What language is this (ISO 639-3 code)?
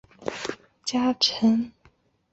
zho